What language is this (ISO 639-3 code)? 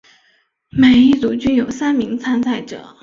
zho